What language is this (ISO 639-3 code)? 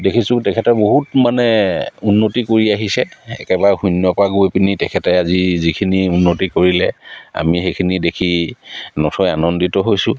asm